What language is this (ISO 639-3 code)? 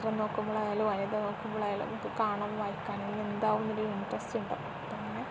mal